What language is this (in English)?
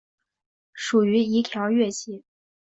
Chinese